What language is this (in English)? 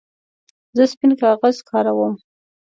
Pashto